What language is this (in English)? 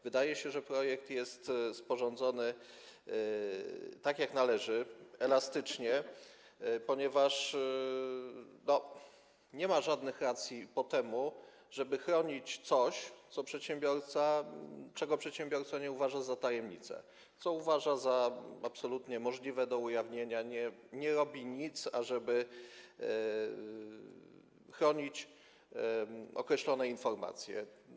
Polish